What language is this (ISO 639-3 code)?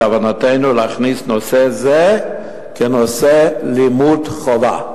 heb